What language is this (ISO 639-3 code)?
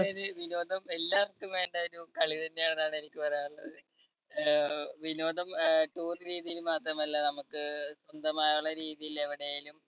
mal